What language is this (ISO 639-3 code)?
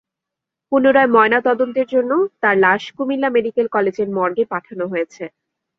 ben